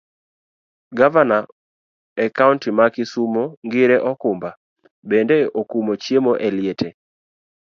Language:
Luo (Kenya and Tanzania)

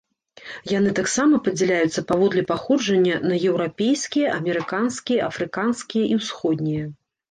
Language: Belarusian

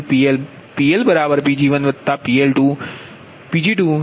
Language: Gujarati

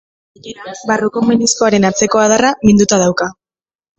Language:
Basque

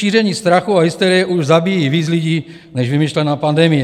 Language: Czech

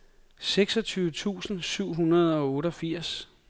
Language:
Danish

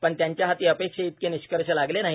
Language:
Marathi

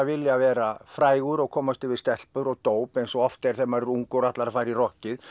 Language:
Icelandic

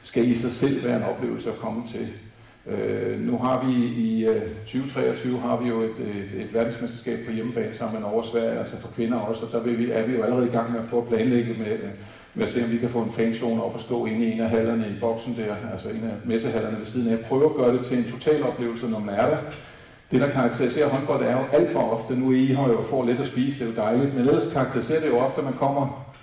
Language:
Danish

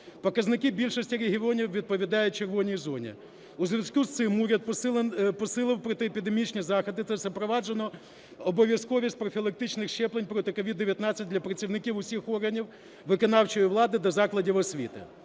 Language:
Ukrainian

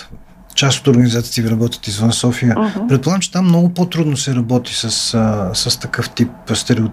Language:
Bulgarian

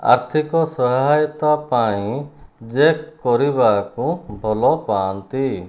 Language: Odia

